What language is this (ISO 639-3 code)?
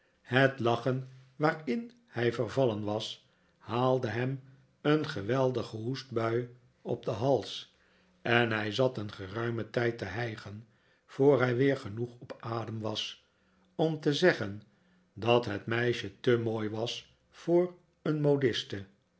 nld